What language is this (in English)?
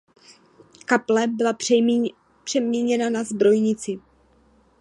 Czech